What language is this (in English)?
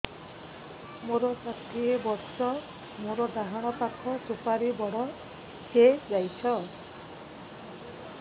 Odia